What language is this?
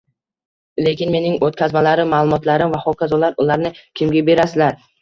Uzbek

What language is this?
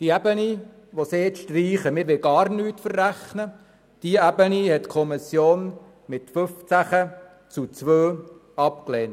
Swiss German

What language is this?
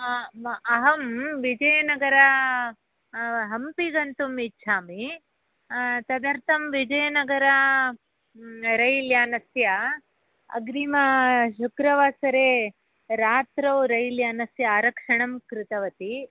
Sanskrit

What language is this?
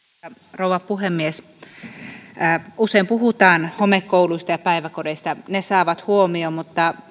Finnish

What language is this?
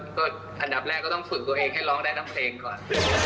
Thai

